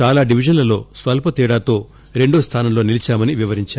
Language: Telugu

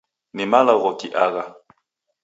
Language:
Taita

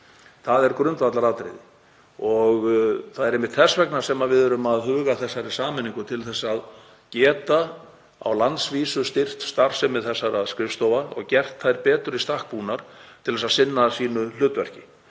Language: Icelandic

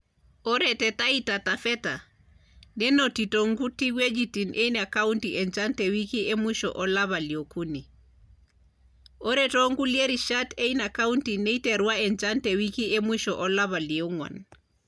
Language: Masai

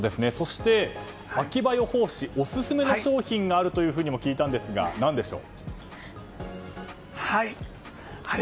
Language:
Japanese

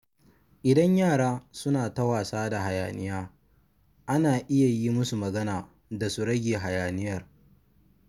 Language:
Hausa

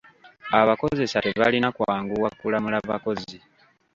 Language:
Ganda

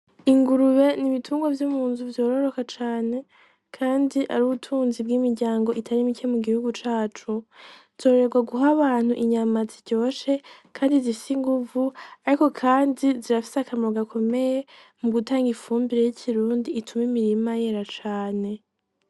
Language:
Rundi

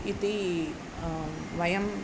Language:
Sanskrit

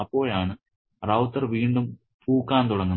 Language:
Malayalam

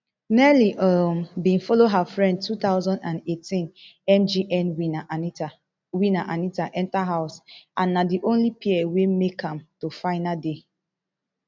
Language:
Nigerian Pidgin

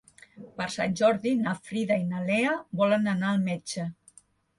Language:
Catalan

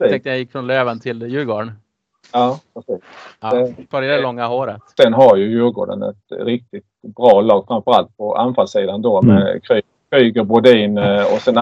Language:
Swedish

